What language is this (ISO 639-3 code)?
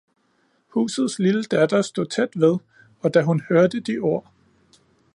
dan